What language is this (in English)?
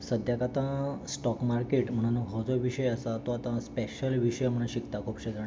Konkani